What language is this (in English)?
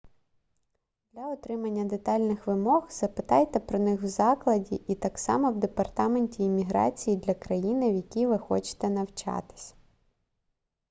Ukrainian